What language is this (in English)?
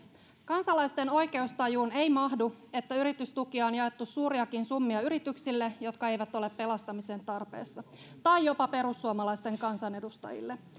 Finnish